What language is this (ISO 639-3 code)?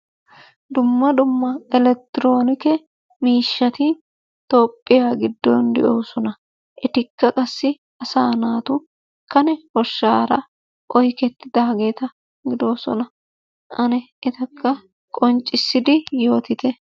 wal